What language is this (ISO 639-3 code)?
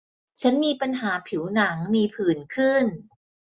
tha